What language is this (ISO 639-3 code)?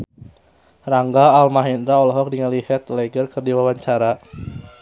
sun